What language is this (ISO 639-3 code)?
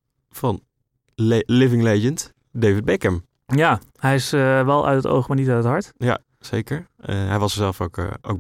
nld